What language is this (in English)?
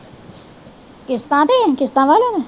Punjabi